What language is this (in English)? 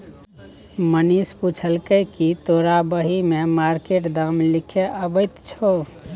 Maithili